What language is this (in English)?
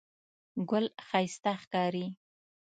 Pashto